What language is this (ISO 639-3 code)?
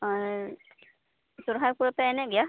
sat